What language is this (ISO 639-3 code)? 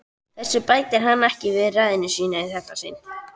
isl